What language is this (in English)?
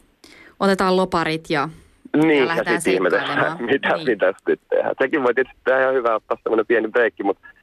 Finnish